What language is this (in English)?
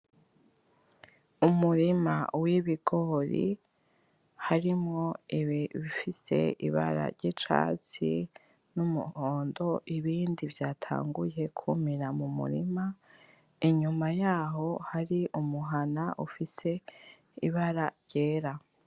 Rundi